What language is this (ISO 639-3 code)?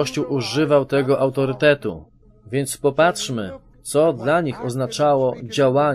pol